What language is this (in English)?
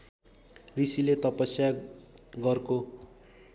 Nepali